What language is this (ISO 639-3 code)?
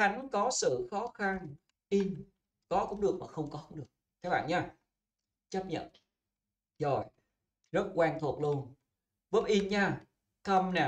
vie